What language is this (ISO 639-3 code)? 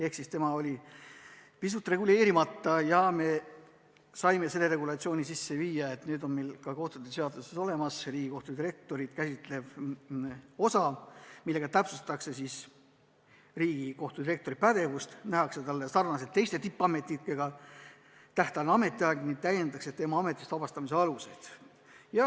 est